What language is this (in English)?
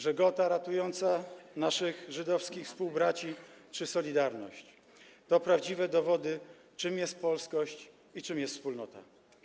Polish